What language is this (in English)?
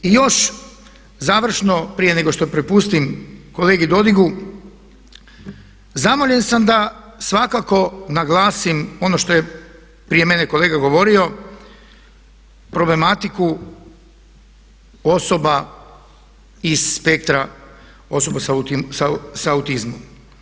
Croatian